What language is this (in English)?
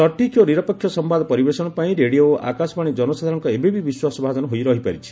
Odia